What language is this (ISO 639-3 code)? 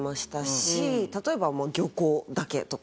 jpn